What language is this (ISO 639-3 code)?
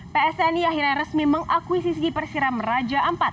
ind